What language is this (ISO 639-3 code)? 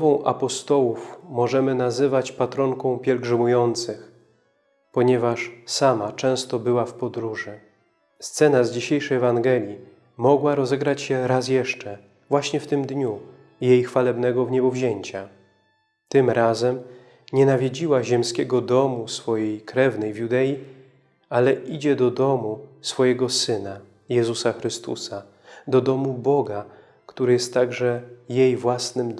pol